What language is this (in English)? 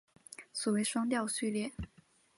Chinese